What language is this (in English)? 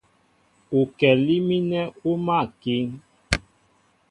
Mbo (Cameroon)